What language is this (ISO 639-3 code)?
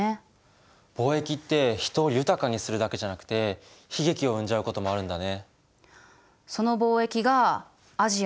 jpn